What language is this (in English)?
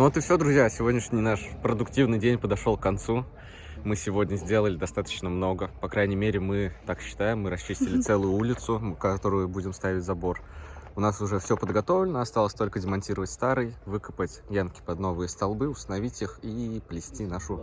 Russian